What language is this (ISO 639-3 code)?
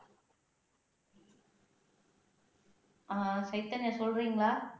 tam